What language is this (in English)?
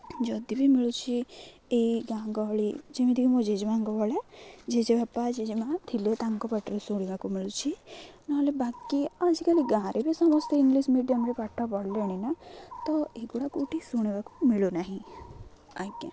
Odia